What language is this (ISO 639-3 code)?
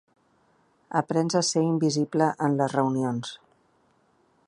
cat